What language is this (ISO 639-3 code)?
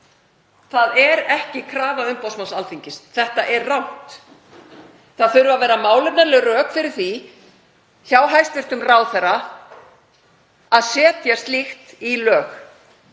isl